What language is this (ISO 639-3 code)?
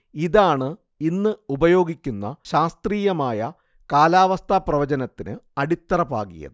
mal